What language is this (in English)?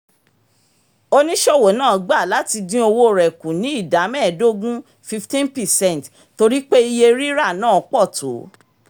Yoruba